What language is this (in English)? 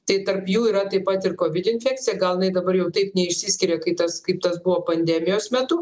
Lithuanian